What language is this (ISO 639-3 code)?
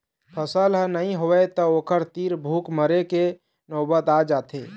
hne